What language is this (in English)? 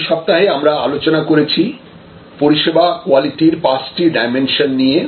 Bangla